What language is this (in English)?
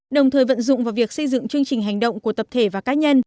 Vietnamese